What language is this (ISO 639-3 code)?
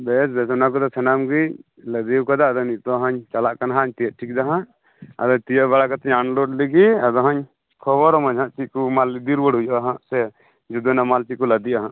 sat